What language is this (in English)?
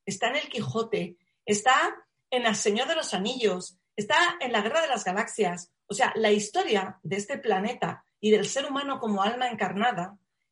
Spanish